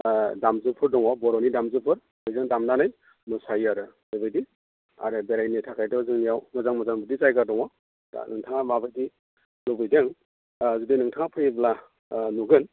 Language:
Bodo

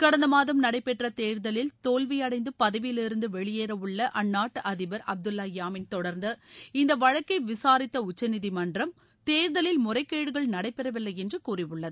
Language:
Tamil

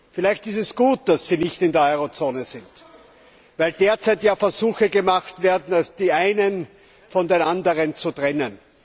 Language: German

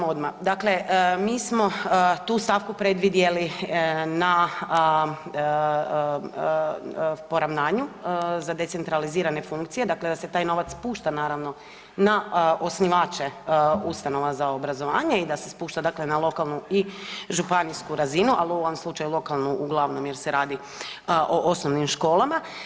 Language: Croatian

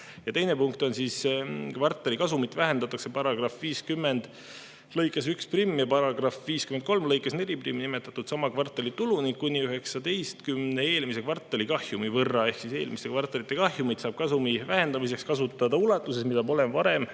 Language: Estonian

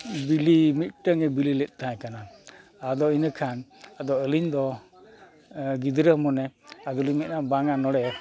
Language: Santali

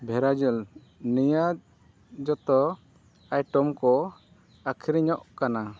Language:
Santali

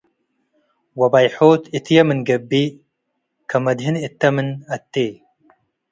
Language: Tigre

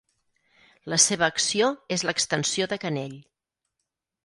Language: Catalan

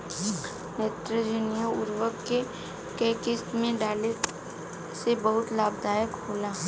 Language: Bhojpuri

